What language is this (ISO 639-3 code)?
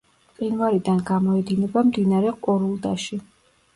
kat